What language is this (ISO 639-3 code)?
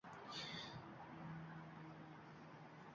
uzb